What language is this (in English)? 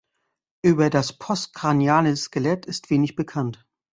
German